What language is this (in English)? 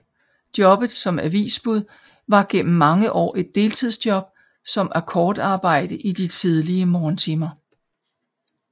Danish